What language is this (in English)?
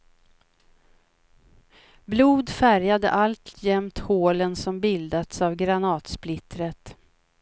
Swedish